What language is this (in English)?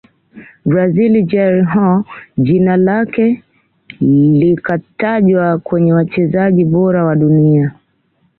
Swahili